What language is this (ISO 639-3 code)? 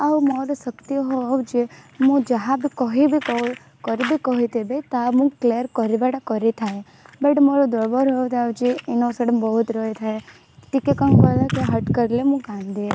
ori